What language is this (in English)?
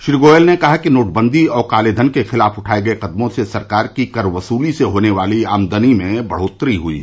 Hindi